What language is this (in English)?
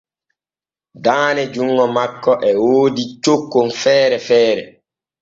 Borgu Fulfulde